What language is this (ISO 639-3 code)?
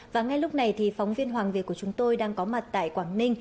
vie